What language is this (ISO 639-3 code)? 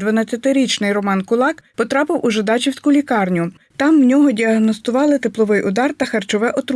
ukr